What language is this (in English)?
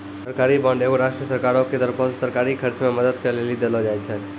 Maithili